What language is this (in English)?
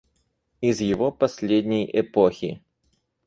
Russian